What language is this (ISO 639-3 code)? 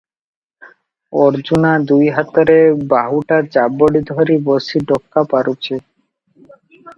ori